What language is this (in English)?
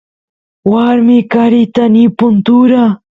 Santiago del Estero Quichua